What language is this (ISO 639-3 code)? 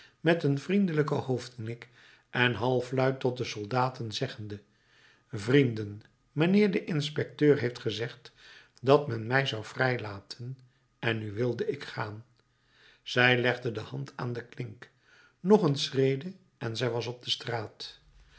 nld